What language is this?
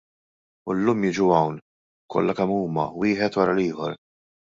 Maltese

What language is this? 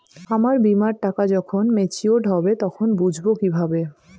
Bangla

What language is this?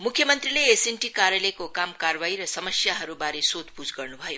Nepali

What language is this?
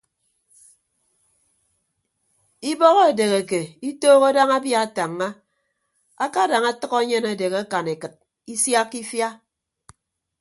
Ibibio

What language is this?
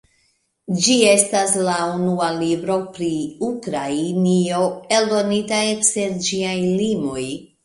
Esperanto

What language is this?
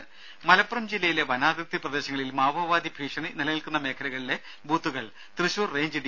Malayalam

